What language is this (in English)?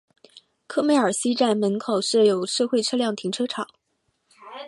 Chinese